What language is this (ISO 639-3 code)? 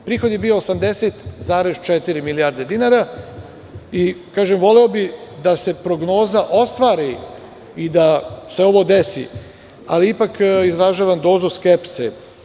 srp